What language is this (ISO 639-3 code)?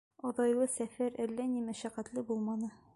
bak